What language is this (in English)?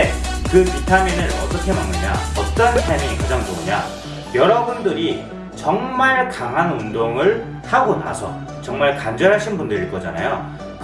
Korean